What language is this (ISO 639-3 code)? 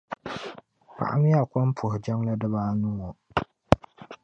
dag